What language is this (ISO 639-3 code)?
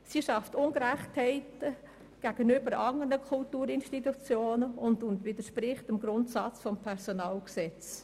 gsw